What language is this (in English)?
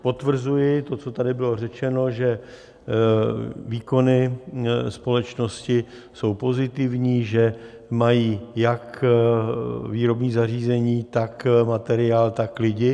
Czech